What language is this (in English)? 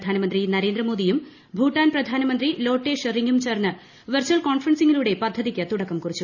Malayalam